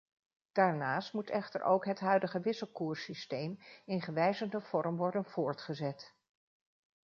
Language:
Dutch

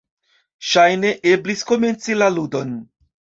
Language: Esperanto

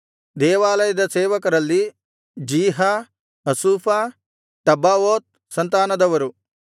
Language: Kannada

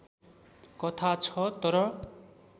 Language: Nepali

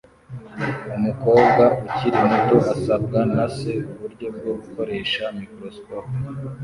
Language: Kinyarwanda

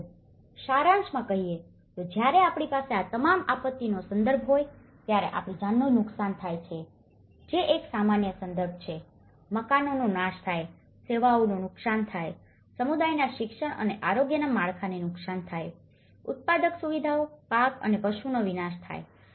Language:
Gujarati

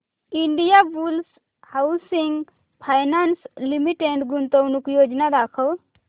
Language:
Marathi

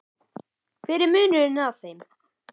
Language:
Icelandic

